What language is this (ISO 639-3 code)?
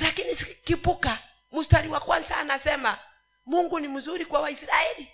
swa